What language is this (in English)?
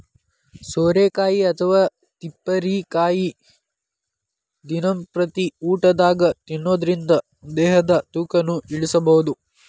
Kannada